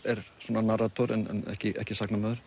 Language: Icelandic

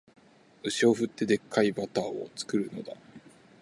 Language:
Japanese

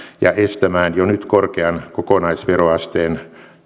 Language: Finnish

